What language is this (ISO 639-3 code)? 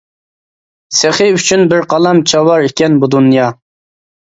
uig